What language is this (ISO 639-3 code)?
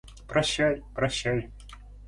rus